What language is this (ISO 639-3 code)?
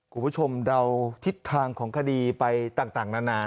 tha